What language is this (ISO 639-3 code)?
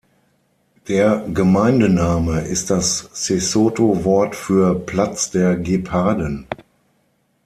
deu